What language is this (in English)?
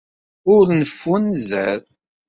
Kabyle